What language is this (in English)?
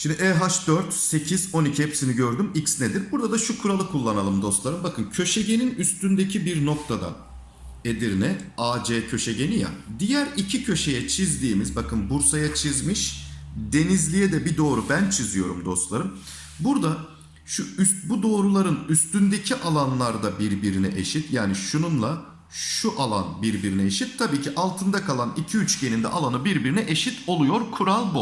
Turkish